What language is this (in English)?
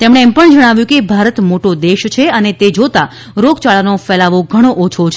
Gujarati